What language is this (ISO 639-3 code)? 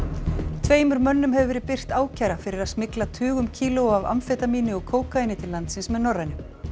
isl